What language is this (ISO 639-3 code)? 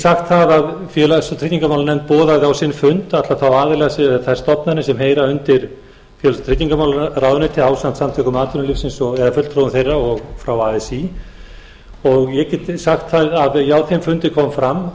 isl